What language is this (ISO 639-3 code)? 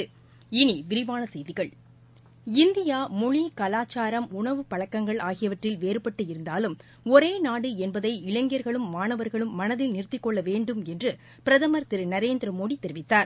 tam